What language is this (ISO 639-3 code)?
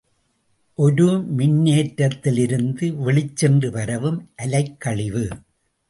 tam